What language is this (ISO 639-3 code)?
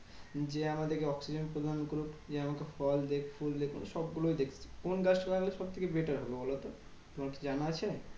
ben